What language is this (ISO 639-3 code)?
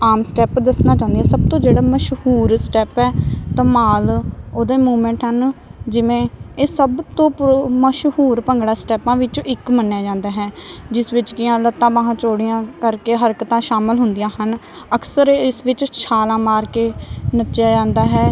pan